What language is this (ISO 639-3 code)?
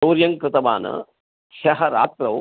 san